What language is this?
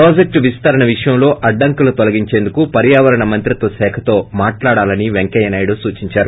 Telugu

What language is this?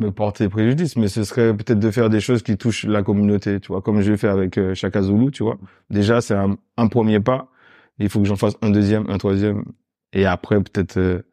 French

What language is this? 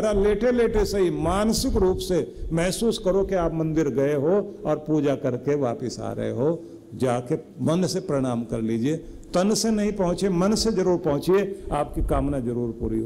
Hindi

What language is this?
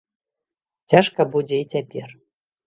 Belarusian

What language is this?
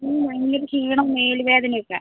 Malayalam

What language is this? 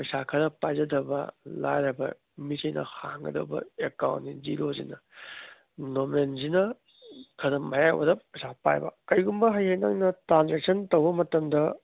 Manipuri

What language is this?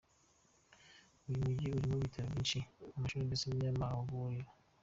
Kinyarwanda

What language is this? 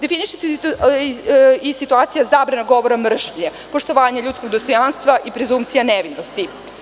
Serbian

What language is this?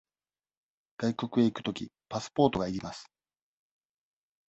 Japanese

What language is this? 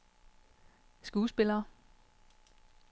Danish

